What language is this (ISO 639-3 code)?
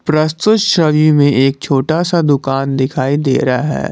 hin